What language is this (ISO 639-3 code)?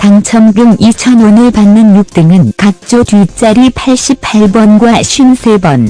kor